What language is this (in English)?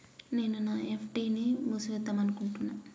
Telugu